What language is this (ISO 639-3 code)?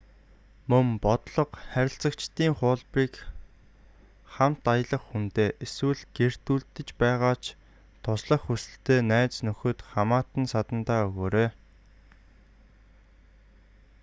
mon